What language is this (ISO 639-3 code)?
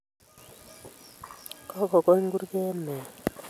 kln